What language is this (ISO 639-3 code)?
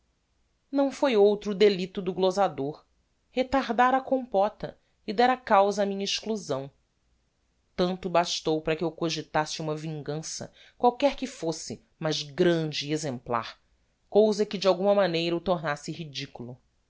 por